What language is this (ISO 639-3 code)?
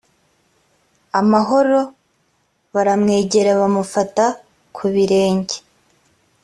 kin